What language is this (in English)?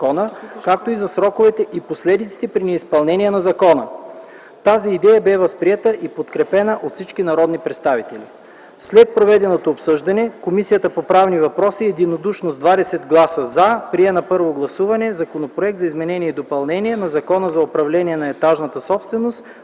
Bulgarian